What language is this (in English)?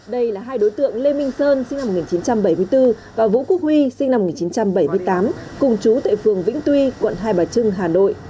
Vietnamese